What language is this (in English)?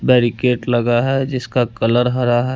Hindi